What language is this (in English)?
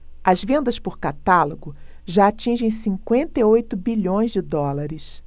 Portuguese